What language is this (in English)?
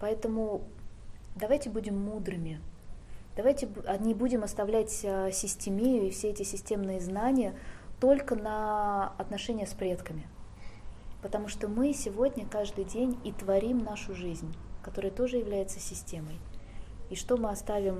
Russian